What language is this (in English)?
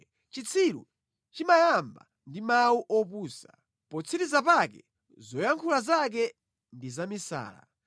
Nyanja